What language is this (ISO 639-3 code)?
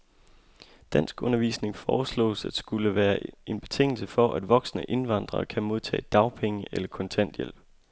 dan